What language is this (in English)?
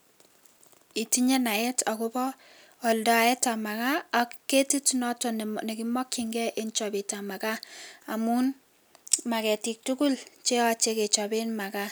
Kalenjin